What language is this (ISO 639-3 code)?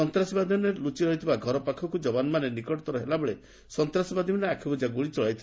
ori